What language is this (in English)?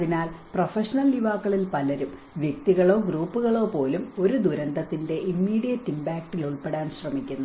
Malayalam